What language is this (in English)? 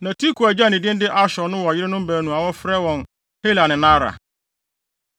Akan